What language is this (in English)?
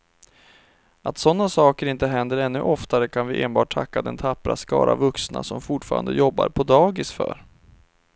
Swedish